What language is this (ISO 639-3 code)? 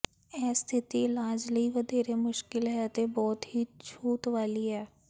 pan